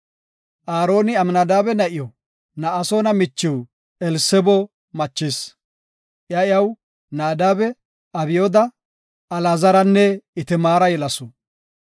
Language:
Gofa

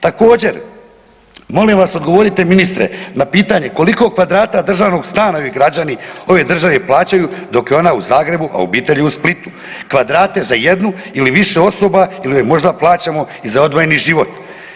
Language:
Croatian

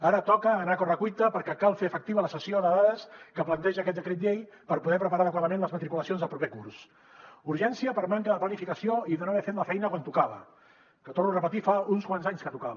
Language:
Catalan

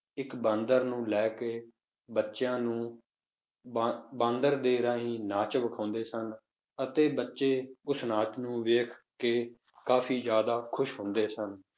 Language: Punjabi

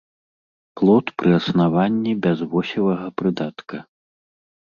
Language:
Belarusian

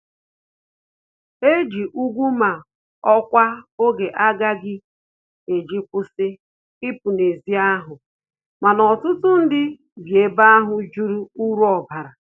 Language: Igbo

